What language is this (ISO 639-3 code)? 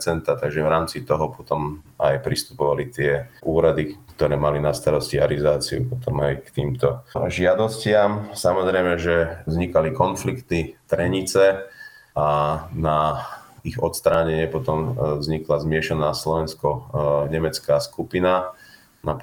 slk